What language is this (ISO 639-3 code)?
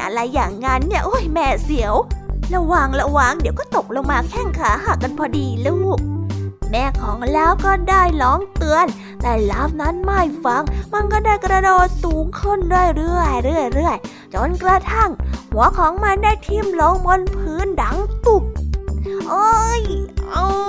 tha